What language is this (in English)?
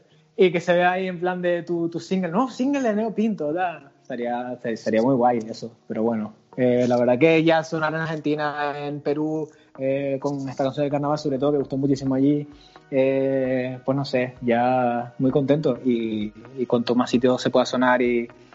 Spanish